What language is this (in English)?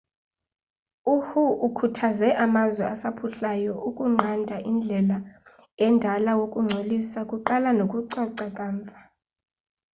Xhosa